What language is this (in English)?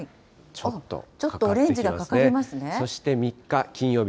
Japanese